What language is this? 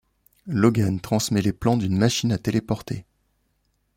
French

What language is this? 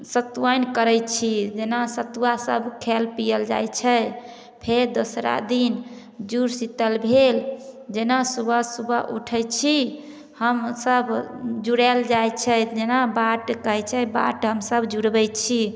Maithili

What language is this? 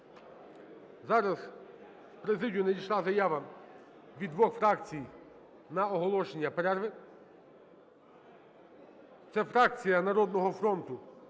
Ukrainian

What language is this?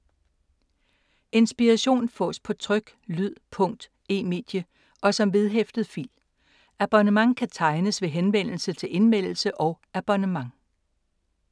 Danish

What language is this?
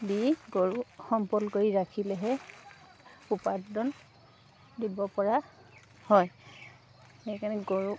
Assamese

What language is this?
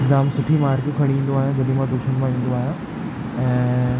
Sindhi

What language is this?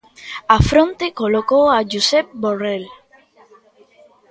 Galician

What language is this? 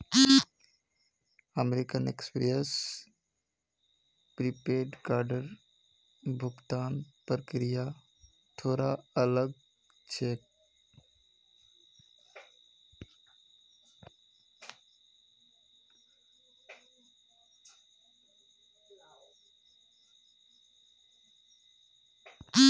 Magahi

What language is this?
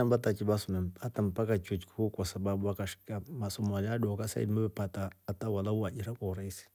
Rombo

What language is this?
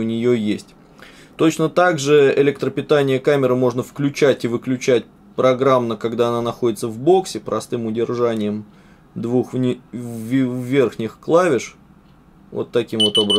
Russian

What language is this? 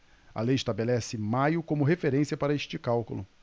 Portuguese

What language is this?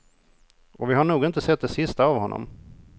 Swedish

